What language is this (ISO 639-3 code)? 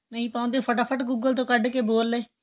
pan